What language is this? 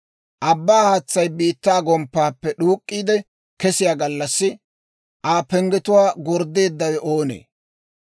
Dawro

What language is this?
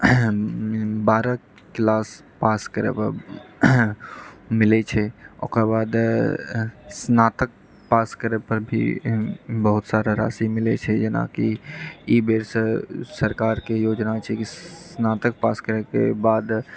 Maithili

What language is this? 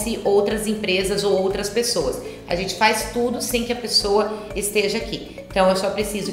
Portuguese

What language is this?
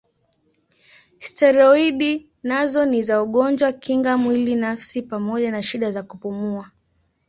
Swahili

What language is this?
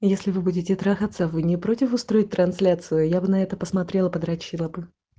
Russian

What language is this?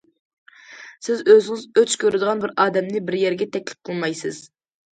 Uyghur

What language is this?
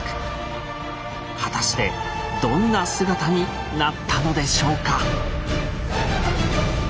Japanese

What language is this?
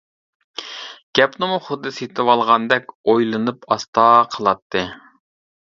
Uyghur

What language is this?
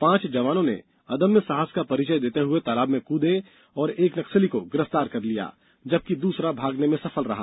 Hindi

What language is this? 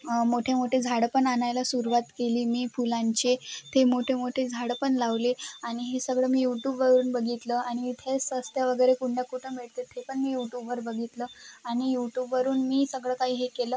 Marathi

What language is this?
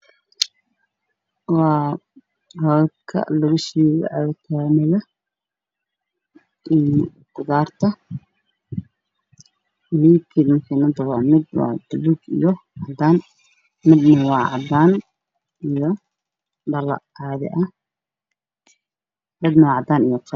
Somali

